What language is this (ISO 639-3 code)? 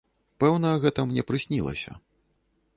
bel